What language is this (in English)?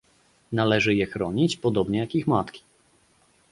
Polish